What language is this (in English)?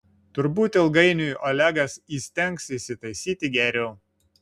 Lithuanian